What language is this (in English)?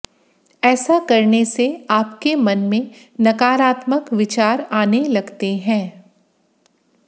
Hindi